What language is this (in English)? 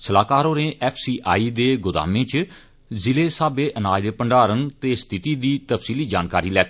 Dogri